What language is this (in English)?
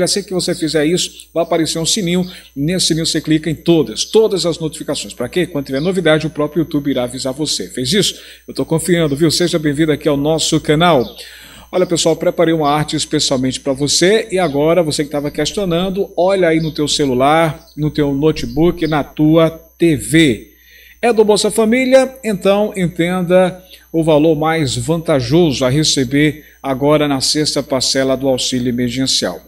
Portuguese